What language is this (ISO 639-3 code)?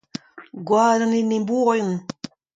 bre